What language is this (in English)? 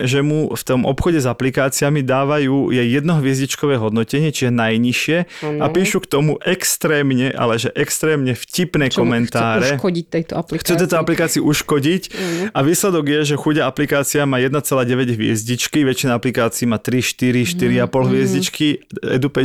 Slovak